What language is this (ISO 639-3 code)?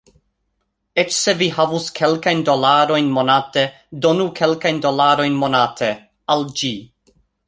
epo